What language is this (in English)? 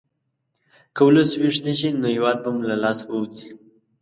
Pashto